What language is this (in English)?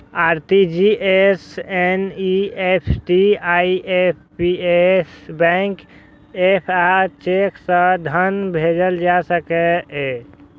Maithili